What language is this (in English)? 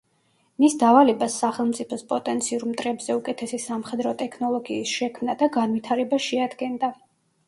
Georgian